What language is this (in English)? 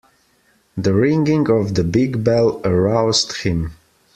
English